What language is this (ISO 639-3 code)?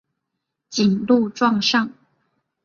zho